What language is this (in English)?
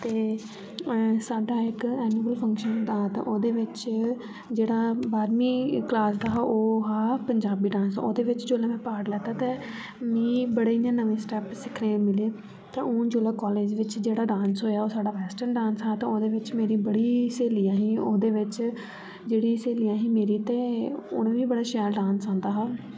Dogri